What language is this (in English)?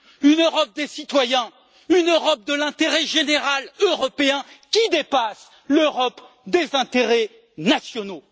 French